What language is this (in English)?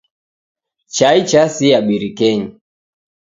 Taita